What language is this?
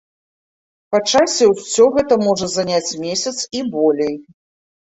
Belarusian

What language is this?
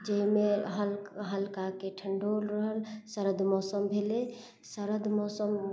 Maithili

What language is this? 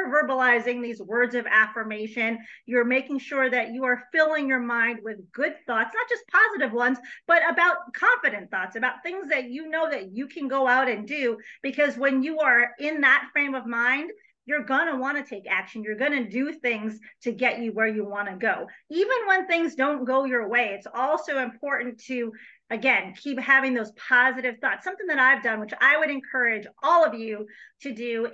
English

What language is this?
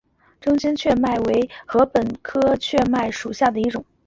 Chinese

